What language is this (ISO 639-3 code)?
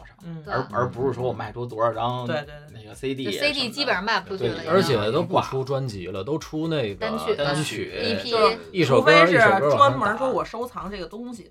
zho